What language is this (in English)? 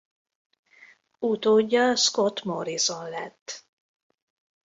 Hungarian